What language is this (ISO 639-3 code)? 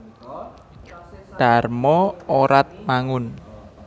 jav